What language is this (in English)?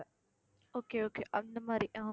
Tamil